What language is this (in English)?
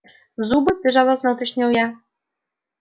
Russian